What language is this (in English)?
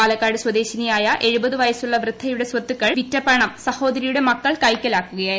Malayalam